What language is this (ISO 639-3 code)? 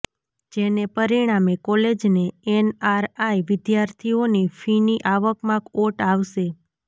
guj